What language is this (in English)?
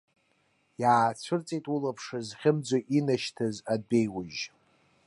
Abkhazian